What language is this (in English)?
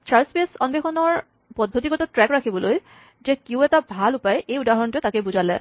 Assamese